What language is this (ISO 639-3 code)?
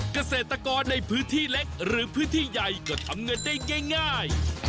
tha